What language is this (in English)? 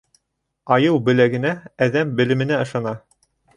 Bashkir